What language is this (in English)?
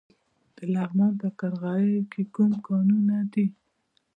Pashto